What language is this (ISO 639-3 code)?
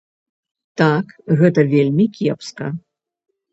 bel